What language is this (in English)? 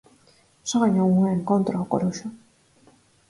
Galician